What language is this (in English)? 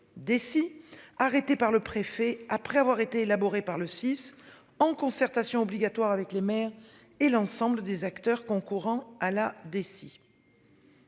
French